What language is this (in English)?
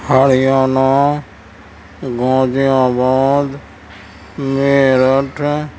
Urdu